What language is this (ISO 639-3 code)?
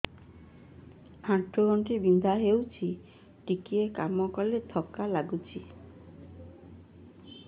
ori